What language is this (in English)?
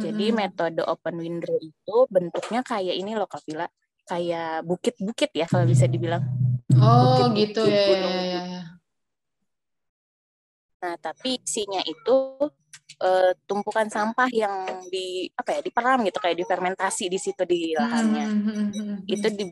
Indonesian